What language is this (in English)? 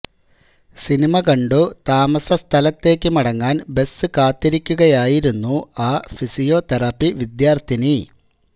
Malayalam